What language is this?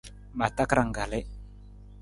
Nawdm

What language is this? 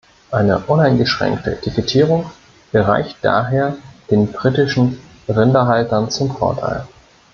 German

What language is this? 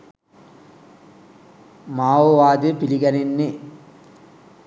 Sinhala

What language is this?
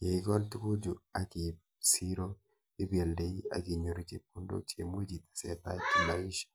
Kalenjin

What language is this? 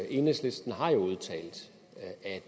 Danish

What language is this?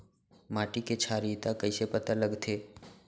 Chhattisgarhi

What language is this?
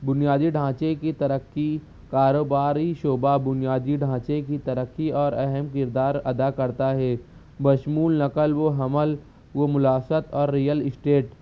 Urdu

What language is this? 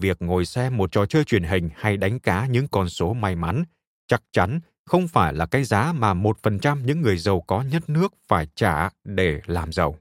Vietnamese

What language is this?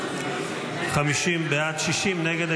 Hebrew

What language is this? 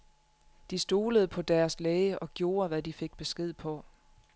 Danish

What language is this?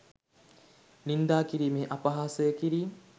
Sinhala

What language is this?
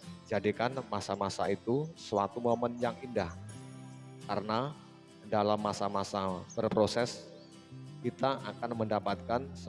Indonesian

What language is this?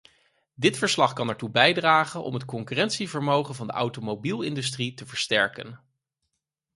Dutch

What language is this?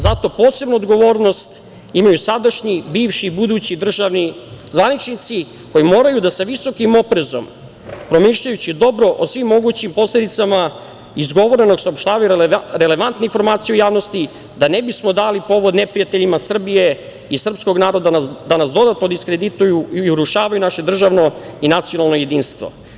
Serbian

